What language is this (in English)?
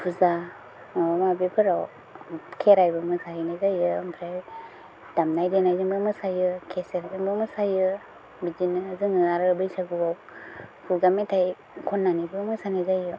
Bodo